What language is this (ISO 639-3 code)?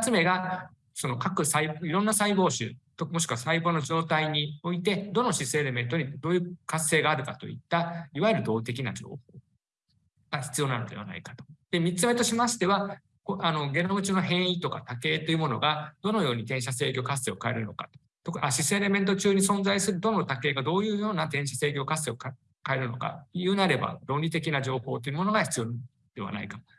jpn